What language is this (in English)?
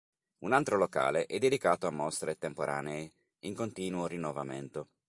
Italian